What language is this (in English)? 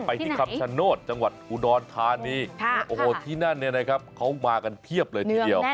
Thai